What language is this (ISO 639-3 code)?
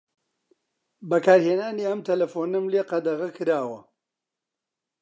ckb